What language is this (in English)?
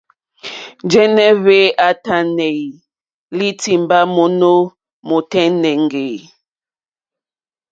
Mokpwe